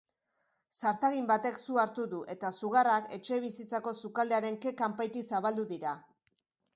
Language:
Basque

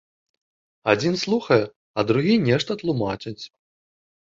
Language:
Belarusian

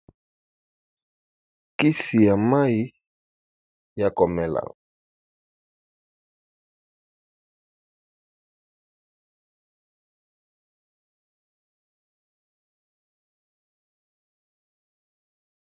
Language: Lingala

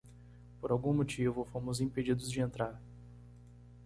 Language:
Portuguese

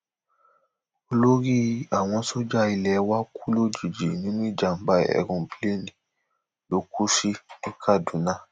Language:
Yoruba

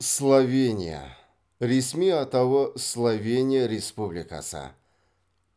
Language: Kazakh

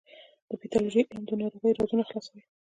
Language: Pashto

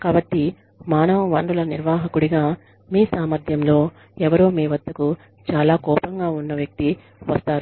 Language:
Telugu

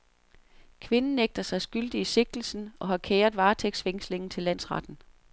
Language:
Danish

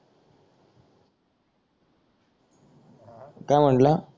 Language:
Marathi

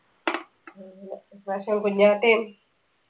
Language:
Malayalam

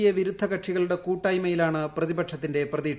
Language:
Malayalam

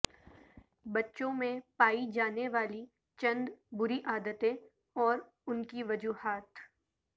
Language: Urdu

